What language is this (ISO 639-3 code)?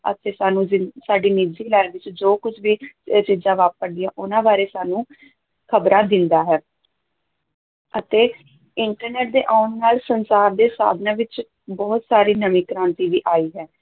pan